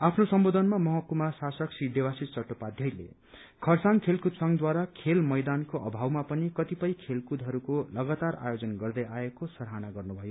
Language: Nepali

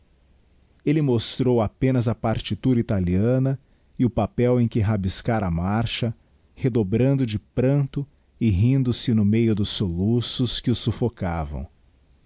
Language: Portuguese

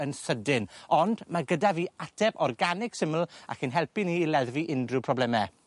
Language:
Welsh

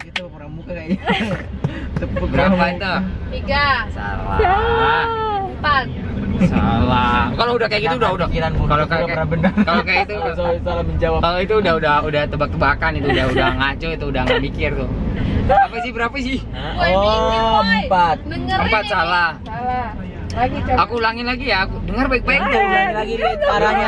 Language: Indonesian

